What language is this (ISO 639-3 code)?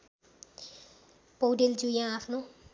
nep